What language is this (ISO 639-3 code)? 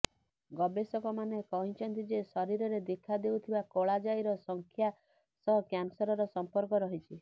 ori